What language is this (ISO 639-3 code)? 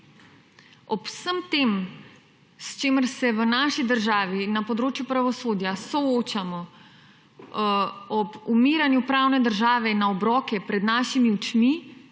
slv